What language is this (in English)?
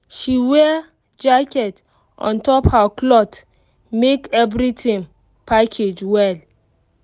Nigerian Pidgin